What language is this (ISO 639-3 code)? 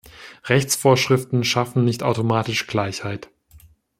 deu